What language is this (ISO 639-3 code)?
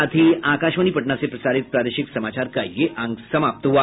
hin